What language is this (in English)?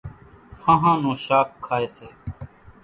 Kachi Koli